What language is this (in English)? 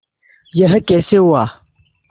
Hindi